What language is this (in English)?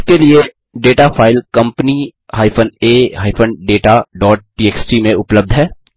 Hindi